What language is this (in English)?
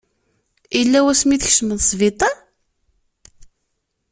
Kabyle